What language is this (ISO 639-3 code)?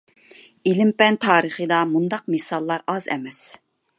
uig